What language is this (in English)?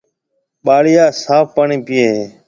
Marwari (Pakistan)